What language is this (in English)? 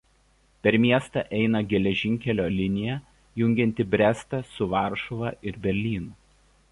Lithuanian